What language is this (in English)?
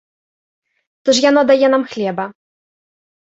Belarusian